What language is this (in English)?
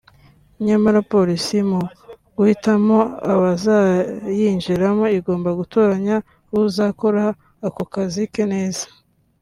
Kinyarwanda